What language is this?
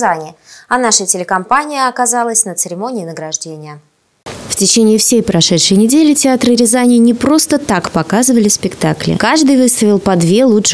Russian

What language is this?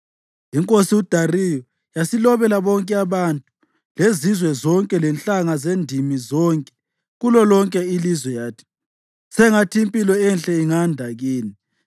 North Ndebele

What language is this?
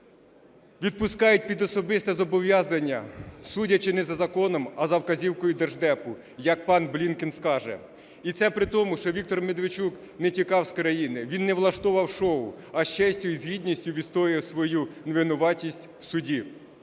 Ukrainian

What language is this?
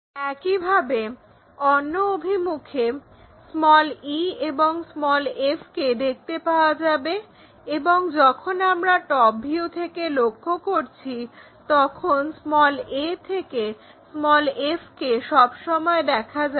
Bangla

